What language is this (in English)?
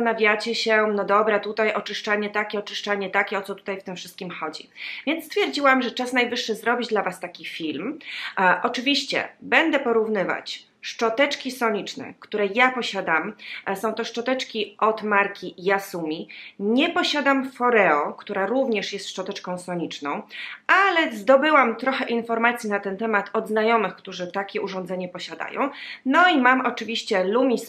Polish